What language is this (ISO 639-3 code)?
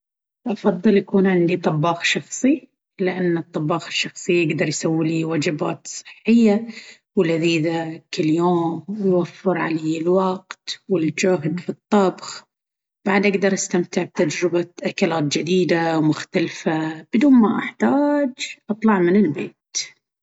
abv